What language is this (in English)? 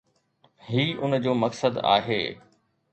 Sindhi